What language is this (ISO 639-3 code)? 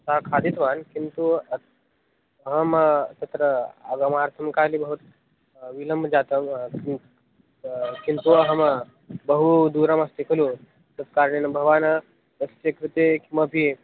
san